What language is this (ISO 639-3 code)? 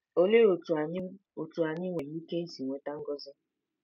ibo